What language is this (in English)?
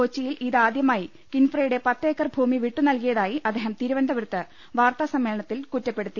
Malayalam